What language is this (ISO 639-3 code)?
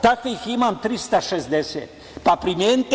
srp